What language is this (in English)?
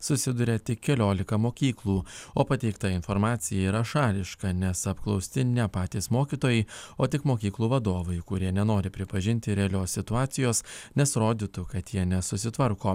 Lithuanian